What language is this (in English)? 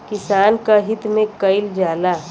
Bhojpuri